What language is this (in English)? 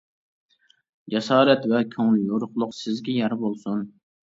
Uyghur